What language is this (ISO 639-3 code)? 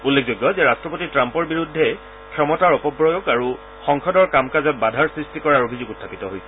asm